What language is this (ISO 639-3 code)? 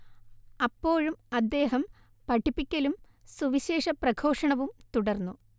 mal